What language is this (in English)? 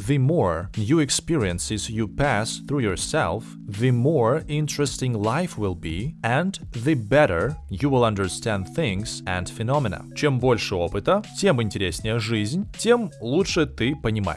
Russian